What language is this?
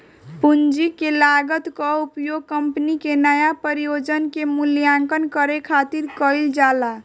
Bhojpuri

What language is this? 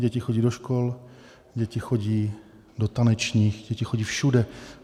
Czech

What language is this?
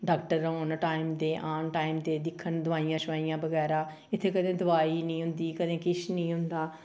Dogri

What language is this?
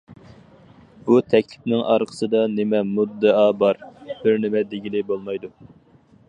Uyghur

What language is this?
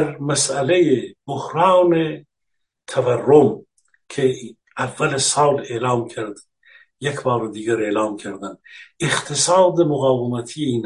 Persian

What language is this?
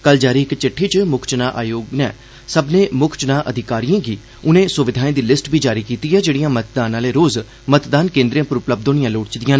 Dogri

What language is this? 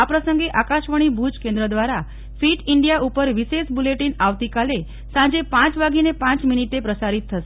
Gujarati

